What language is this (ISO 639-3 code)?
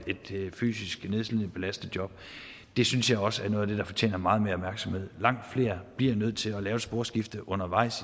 dan